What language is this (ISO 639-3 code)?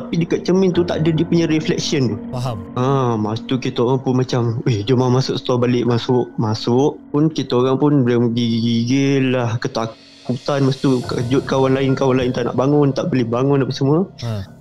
msa